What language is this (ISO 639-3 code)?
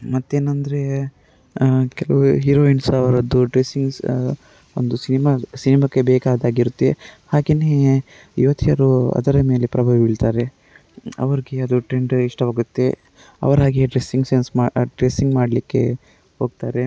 kan